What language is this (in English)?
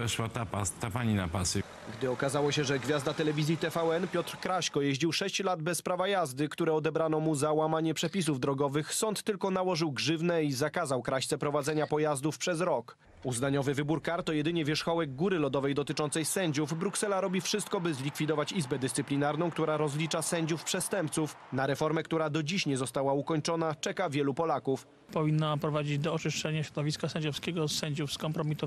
Polish